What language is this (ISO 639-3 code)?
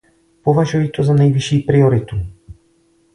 ces